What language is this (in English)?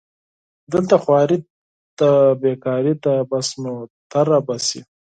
Pashto